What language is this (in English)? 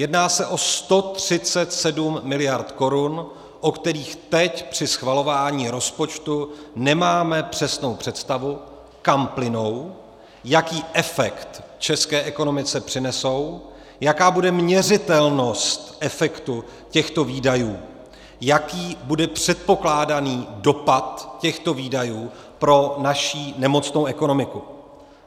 Czech